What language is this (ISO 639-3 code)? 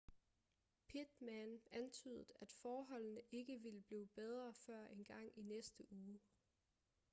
dan